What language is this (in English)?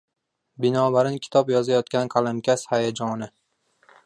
Uzbek